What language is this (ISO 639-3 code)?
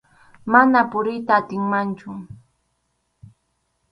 qxu